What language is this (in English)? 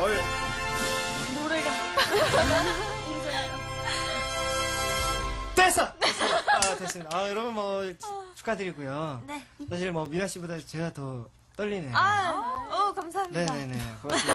Korean